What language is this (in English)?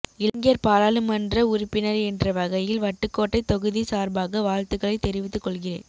Tamil